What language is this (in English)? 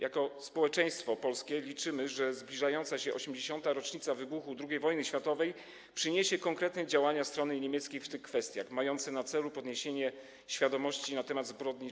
Polish